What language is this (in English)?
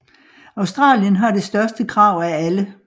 Danish